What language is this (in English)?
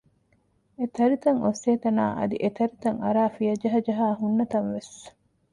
Divehi